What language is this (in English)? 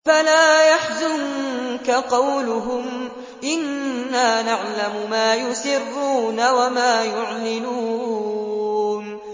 Arabic